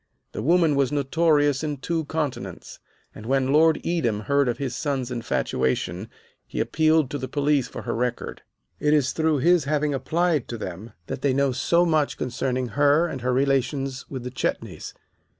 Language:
English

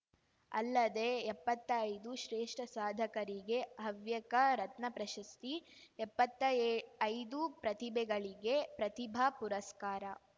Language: Kannada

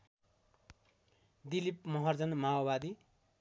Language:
Nepali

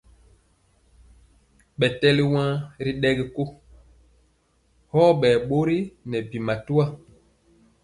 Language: Mpiemo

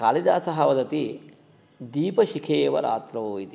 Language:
Sanskrit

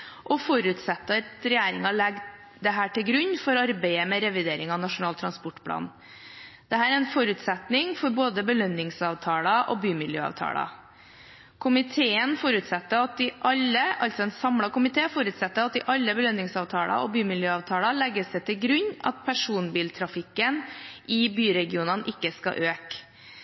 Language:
Norwegian Bokmål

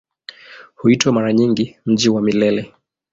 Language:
Swahili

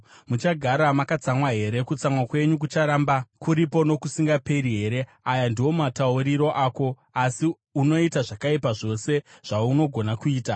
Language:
Shona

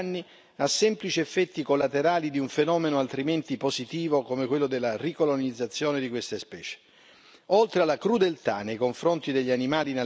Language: Italian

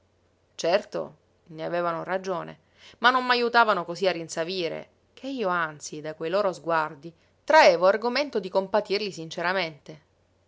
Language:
Italian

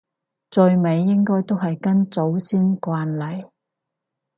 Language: Cantonese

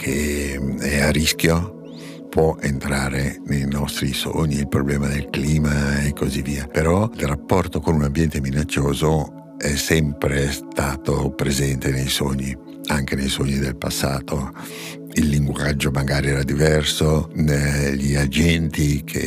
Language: Italian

